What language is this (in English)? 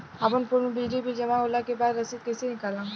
Bhojpuri